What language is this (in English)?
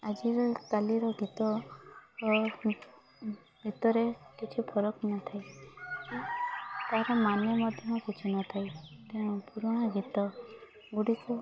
Odia